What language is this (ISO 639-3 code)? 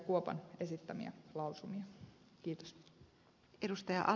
fin